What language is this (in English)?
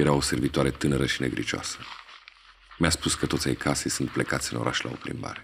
Romanian